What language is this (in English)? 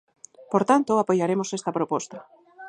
Galician